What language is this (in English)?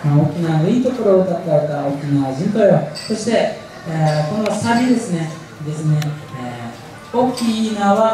Japanese